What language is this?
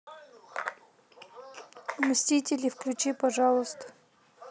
Russian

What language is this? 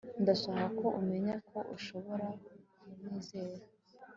Kinyarwanda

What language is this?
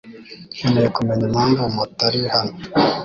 Kinyarwanda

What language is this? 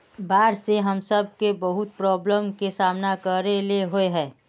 Magahi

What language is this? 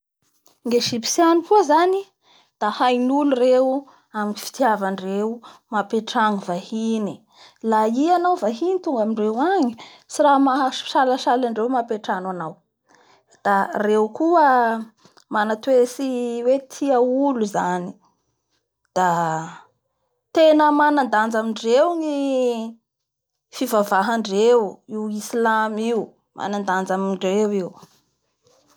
Bara Malagasy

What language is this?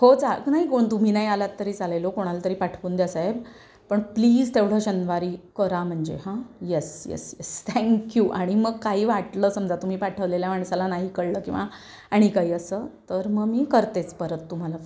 Marathi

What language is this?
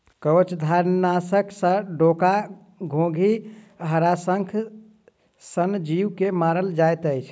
Maithili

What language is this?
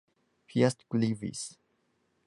English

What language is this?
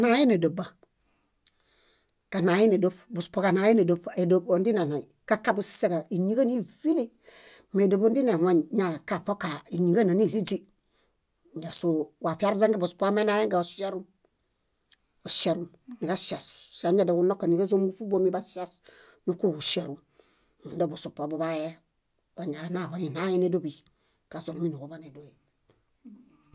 Bayot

